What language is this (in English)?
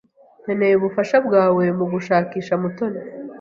Kinyarwanda